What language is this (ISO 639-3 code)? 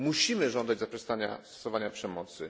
pol